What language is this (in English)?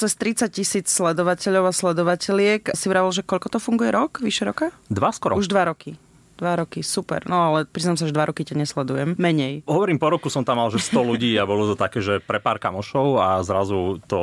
Slovak